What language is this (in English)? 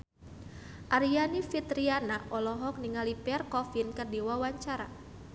Sundanese